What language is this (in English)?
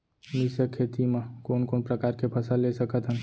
Chhattisgarhi